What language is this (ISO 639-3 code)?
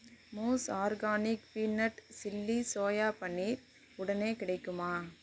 tam